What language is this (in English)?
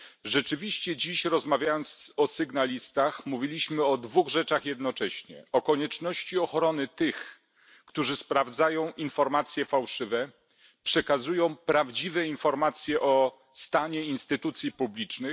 Polish